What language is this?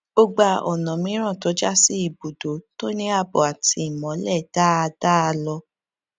Yoruba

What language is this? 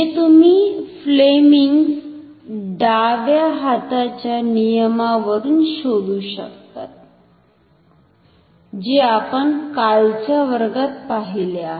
Marathi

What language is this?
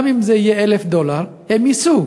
Hebrew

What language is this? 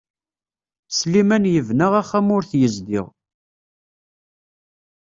Kabyle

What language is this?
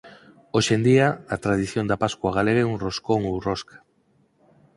Galician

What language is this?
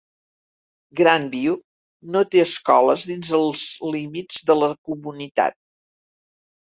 Catalan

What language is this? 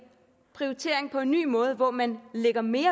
Danish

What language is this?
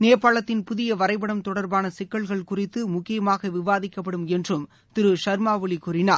Tamil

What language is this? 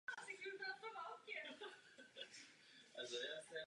Czech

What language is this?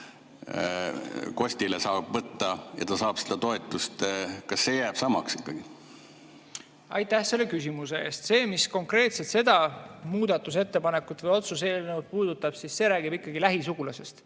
Estonian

